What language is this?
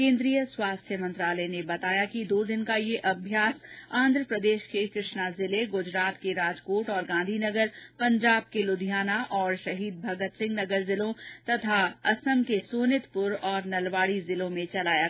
Hindi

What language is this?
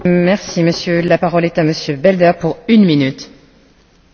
Dutch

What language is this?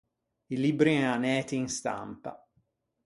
Ligurian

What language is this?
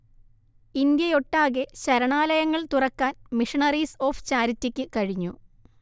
Malayalam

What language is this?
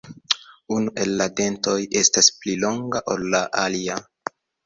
Esperanto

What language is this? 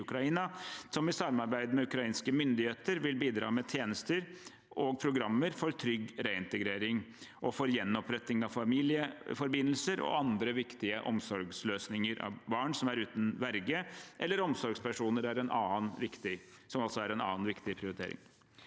Norwegian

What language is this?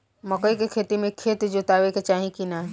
Bhojpuri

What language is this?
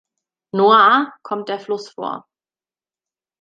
German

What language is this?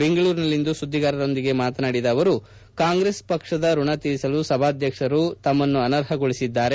Kannada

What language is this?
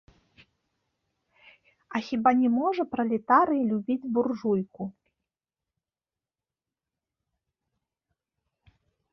Belarusian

